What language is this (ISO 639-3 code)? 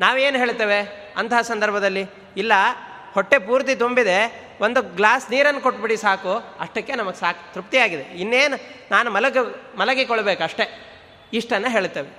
kan